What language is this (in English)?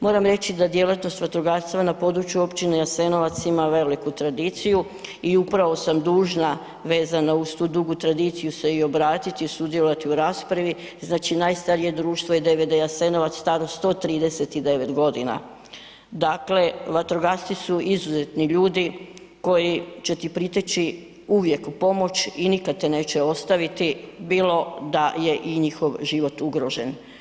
Croatian